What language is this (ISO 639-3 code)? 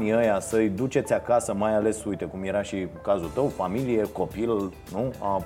ron